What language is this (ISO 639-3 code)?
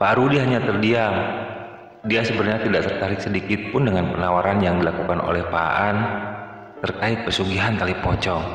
ind